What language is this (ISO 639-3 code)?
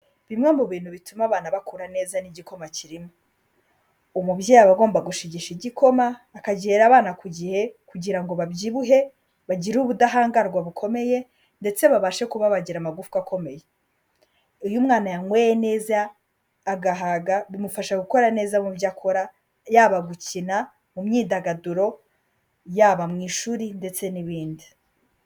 kin